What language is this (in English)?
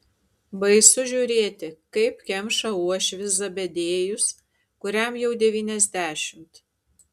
Lithuanian